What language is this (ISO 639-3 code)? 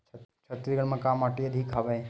hne